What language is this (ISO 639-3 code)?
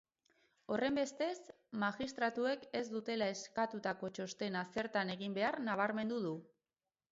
eus